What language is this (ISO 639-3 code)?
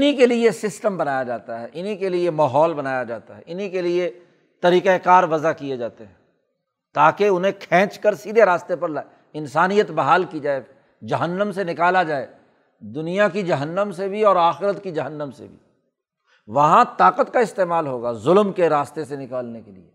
urd